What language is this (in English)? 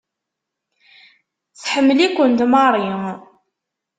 Kabyle